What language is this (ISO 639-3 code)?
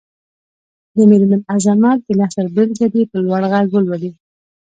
pus